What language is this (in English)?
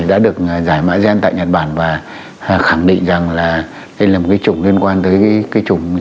Vietnamese